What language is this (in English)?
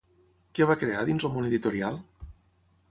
Catalan